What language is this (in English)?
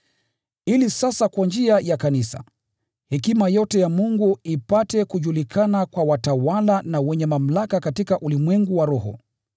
Swahili